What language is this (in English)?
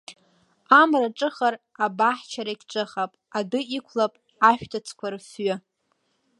Abkhazian